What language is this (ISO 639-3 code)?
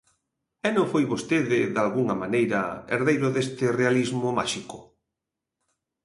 glg